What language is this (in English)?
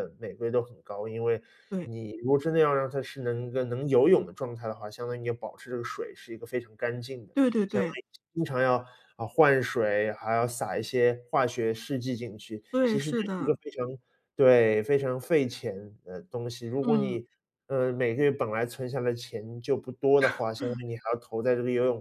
Chinese